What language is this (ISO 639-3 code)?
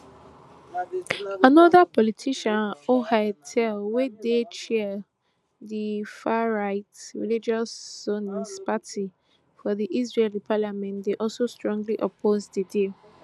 pcm